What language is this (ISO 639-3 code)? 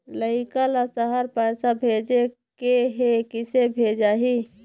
hne